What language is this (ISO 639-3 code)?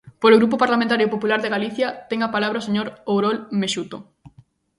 glg